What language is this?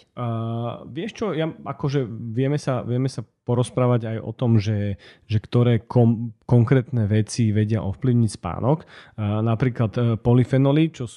Slovak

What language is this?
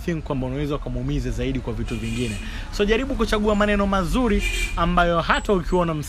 Swahili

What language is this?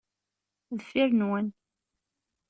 Kabyle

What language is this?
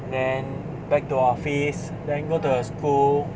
English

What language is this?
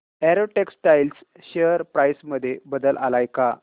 Marathi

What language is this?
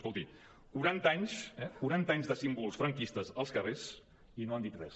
Catalan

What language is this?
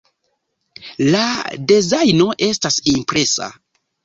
Esperanto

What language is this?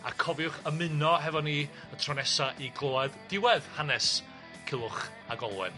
Welsh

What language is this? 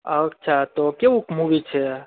Gujarati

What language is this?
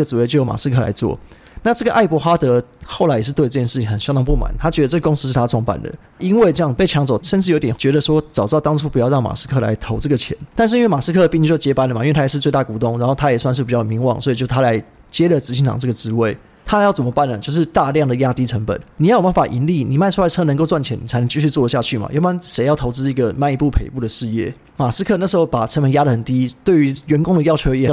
Chinese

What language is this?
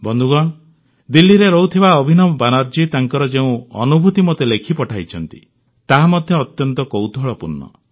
Odia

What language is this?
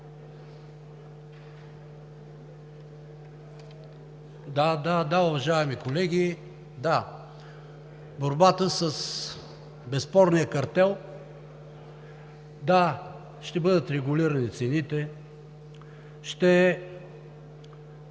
Bulgarian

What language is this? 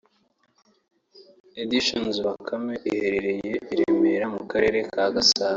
Kinyarwanda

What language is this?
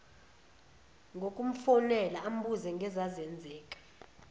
Zulu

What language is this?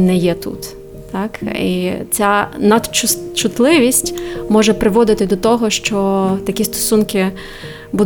Ukrainian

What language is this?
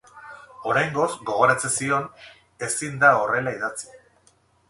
Basque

